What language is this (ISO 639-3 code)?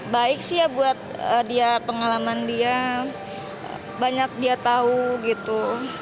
ind